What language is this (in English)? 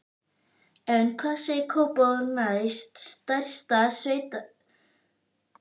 Icelandic